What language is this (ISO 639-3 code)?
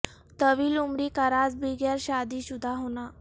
urd